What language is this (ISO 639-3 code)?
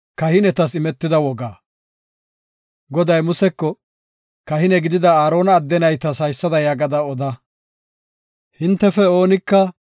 gof